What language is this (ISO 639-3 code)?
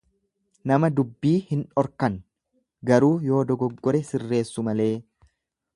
orm